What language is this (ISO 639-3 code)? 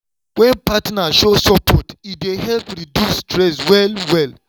pcm